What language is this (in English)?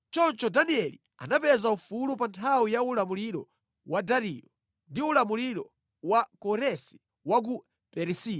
Nyanja